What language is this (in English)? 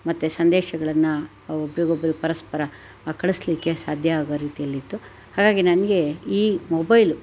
Kannada